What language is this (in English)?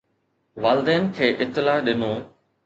Sindhi